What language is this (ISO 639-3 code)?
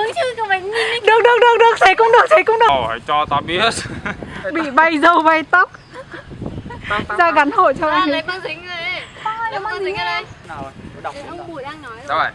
vie